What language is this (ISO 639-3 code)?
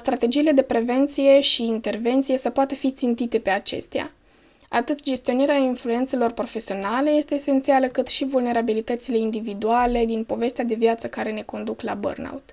ron